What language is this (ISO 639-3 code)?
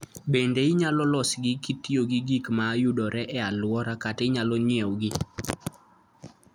luo